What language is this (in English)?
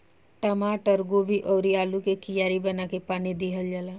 Bhojpuri